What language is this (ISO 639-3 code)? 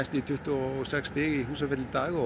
isl